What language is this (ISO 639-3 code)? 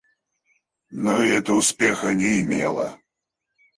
rus